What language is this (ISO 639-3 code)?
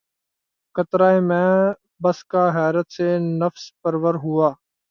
urd